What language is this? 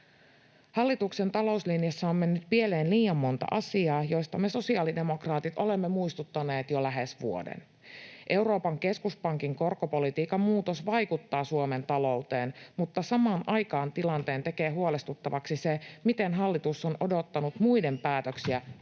Finnish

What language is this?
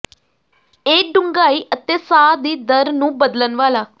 Punjabi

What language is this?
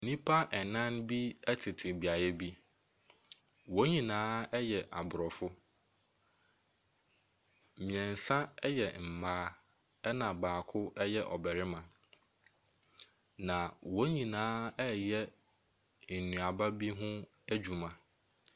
Akan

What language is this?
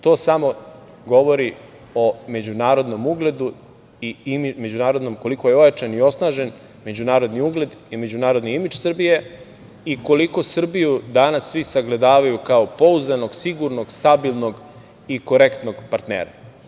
Serbian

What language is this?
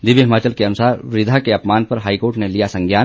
Hindi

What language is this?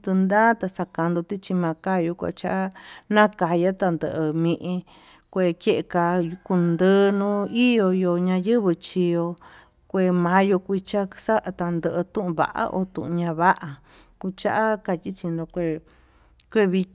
Tututepec Mixtec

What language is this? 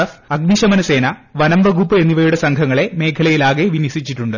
Malayalam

